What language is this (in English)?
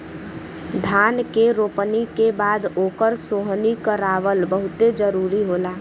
Bhojpuri